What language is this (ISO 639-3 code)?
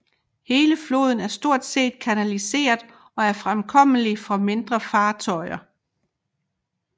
dan